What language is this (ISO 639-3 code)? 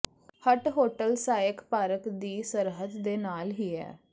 pan